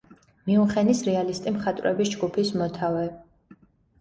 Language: Georgian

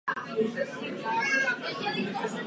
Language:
Czech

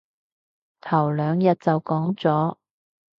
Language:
Cantonese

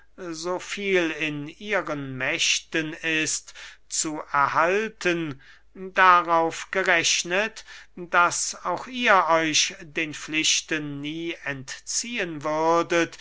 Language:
German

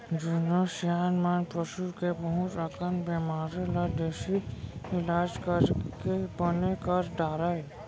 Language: Chhattisgarhi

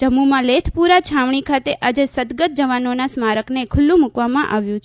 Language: Gujarati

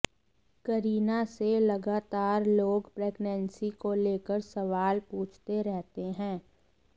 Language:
Hindi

